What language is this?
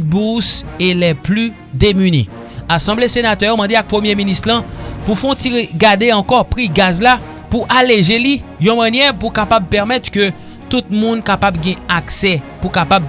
French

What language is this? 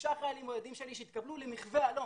Hebrew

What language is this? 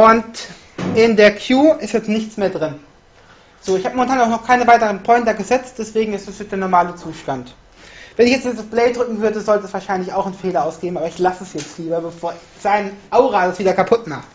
German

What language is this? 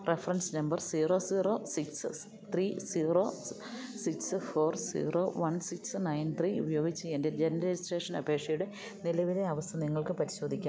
Malayalam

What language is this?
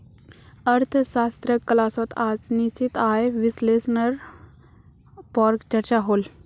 Magahi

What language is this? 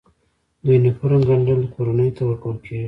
Pashto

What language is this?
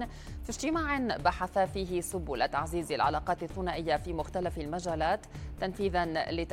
Arabic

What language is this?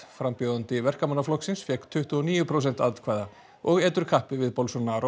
Icelandic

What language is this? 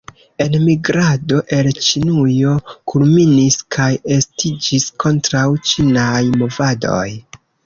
Esperanto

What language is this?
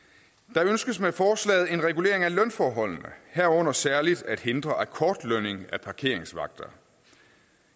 Danish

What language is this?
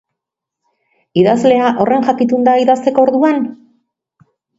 Basque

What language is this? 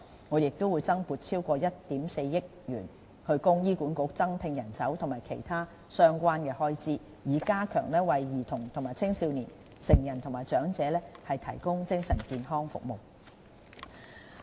Cantonese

